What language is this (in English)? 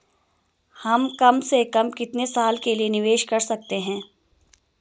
Hindi